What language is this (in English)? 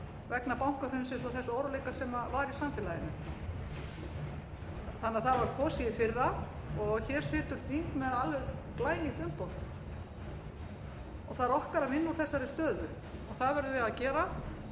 Icelandic